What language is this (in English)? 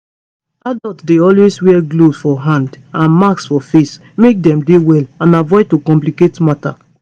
Nigerian Pidgin